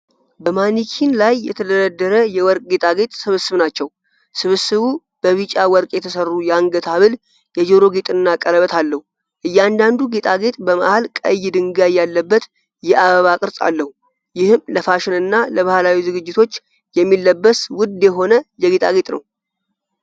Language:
Amharic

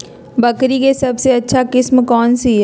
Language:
Magahi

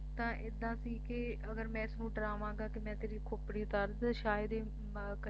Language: Punjabi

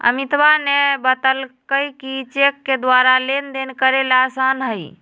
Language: Magahi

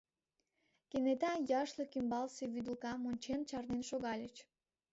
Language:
Mari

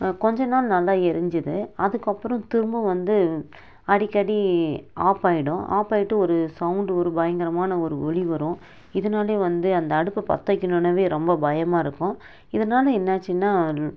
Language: Tamil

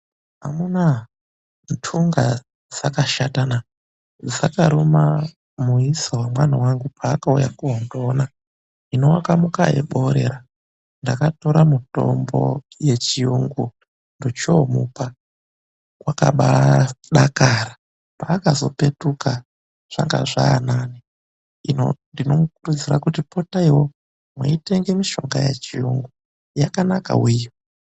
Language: Ndau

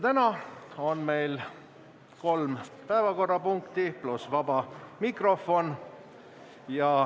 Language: Estonian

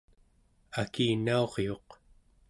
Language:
Central Yupik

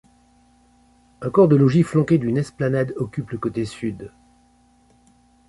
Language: French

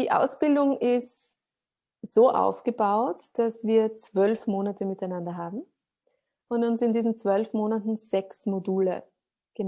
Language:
German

